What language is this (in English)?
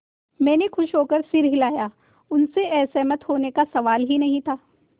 Hindi